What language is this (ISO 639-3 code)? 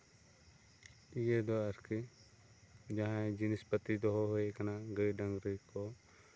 sat